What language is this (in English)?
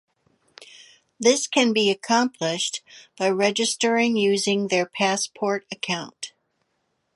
English